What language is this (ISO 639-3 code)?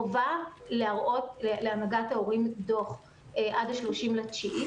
heb